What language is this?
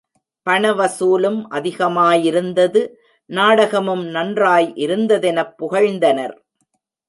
Tamil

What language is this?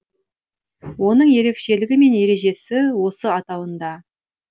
Kazakh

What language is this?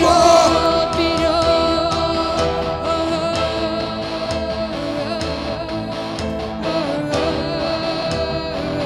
Russian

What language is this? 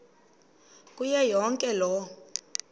Xhosa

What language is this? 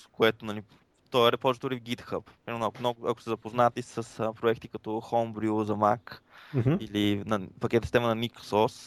Bulgarian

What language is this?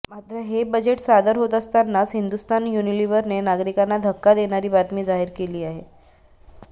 Marathi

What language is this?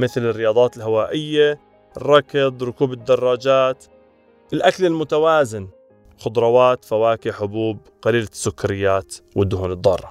Arabic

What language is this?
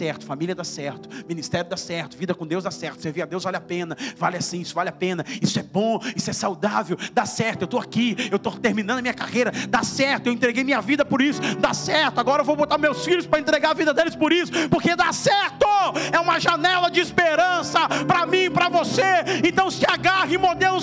Portuguese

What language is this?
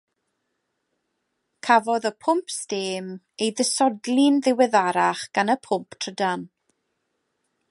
Welsh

